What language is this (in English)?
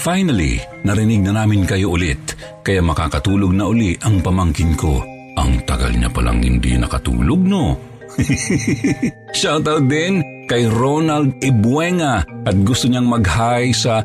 Filipino